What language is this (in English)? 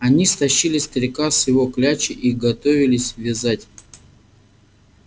Russian